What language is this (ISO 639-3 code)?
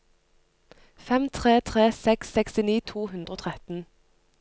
nor